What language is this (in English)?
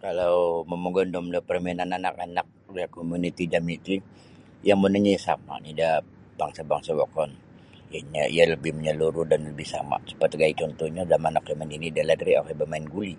Sabah Bisaya